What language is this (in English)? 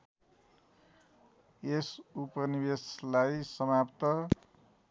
Nepali